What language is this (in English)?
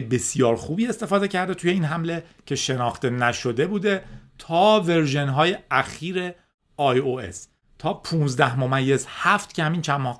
Persian